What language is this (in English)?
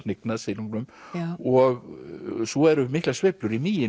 Icelandic